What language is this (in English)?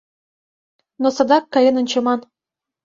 Mari